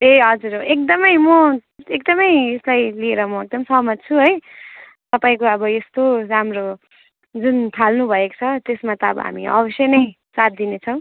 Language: Nepali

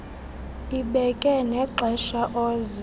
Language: Xhosa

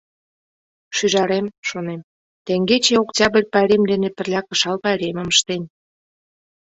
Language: Mari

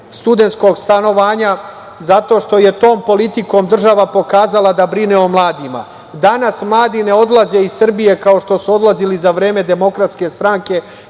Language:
Serbian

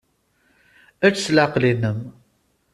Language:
Kabyle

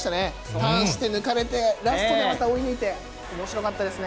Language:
Japanese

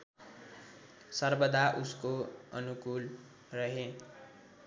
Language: Nepali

